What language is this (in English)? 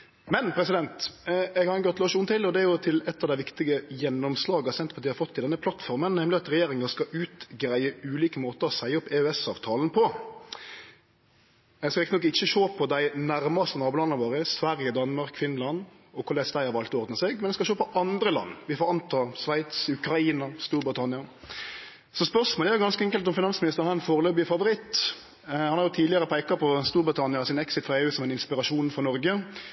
Norwegian Nynorsk